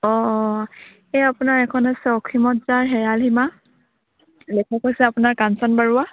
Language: Assamese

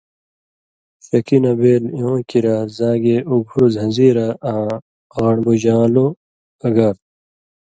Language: Indus Kohistani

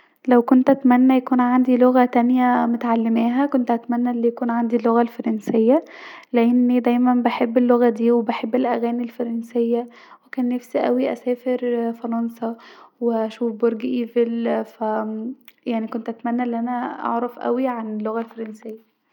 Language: Egyptian Arabic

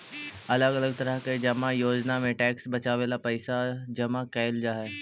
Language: Magahi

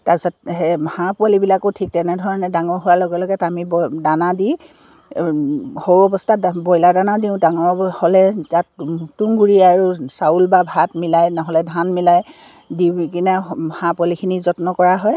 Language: Assamese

